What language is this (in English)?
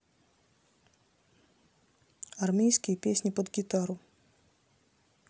Russian